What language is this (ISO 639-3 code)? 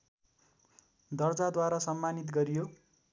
nep